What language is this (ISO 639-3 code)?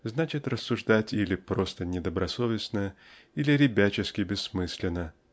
rus